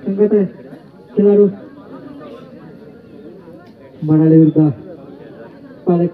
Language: Romanian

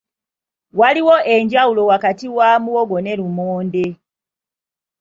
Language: Ganda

